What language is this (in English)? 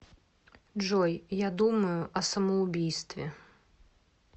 Russian